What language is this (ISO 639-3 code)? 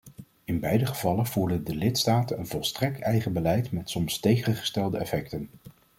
nld